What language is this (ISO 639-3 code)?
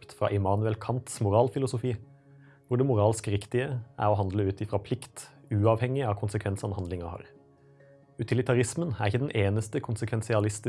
nor